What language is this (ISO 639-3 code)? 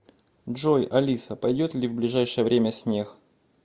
rus